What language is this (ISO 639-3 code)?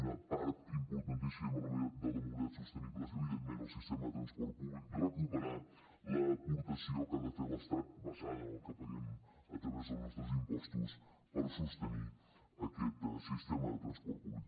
cat